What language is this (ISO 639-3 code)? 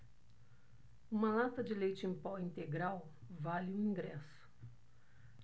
por